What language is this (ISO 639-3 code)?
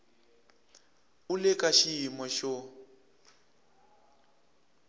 tso